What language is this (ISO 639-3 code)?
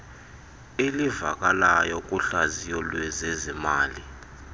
xho